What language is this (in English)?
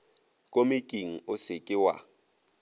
Northern Sotho